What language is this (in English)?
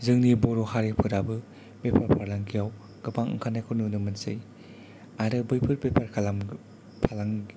Bodo